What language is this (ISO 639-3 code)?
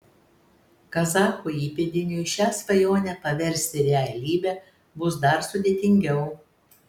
lit